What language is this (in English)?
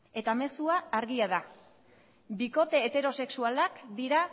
Basque